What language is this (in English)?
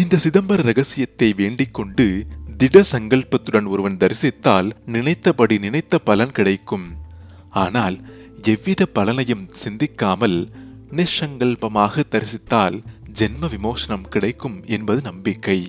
Tamil